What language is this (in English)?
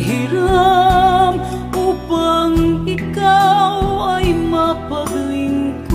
Filipino